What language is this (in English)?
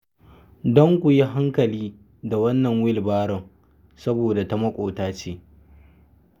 Hausa